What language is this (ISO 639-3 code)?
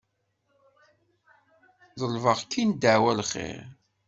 kab